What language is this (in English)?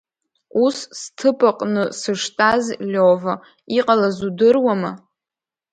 Abkhazian